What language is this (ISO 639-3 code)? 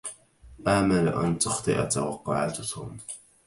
ara